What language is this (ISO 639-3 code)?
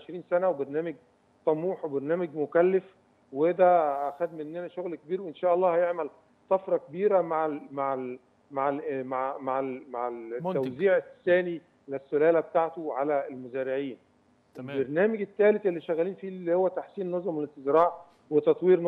ara